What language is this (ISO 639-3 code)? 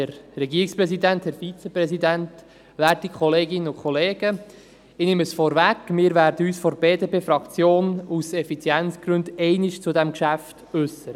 gsw